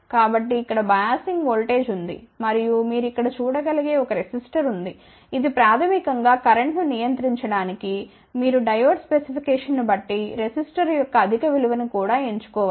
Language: Telugu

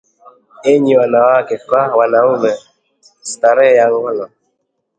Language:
Swahili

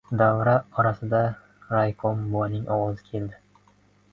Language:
Uzbek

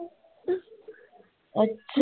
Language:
Punjabi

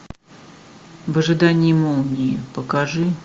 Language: Russian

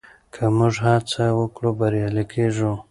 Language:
Pashto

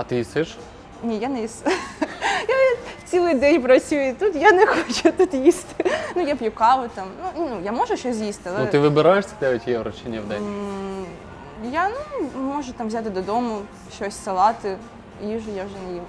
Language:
Ukrainian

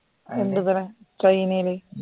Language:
Malayalam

